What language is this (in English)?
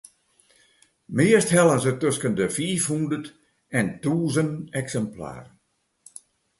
Western Frisian